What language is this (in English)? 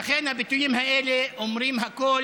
Hebrew